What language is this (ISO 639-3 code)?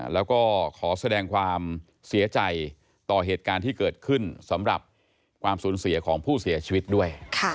tha